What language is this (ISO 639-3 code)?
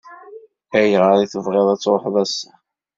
kab